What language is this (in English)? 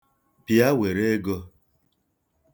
Igbo